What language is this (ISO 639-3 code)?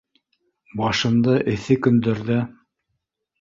bak